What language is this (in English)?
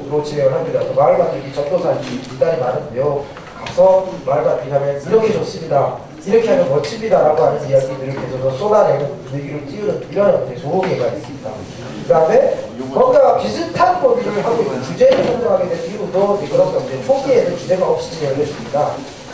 Korean